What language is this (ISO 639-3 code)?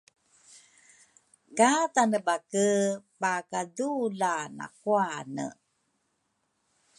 dru